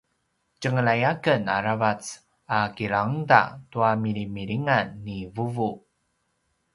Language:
Paiwan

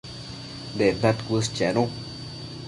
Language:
Matsés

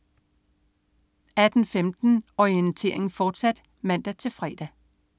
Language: Danish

